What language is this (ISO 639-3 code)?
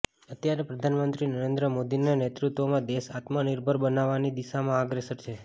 guj